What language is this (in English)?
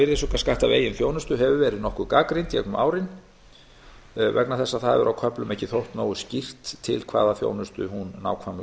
Icelandic